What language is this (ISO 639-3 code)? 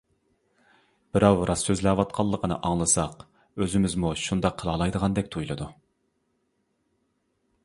uig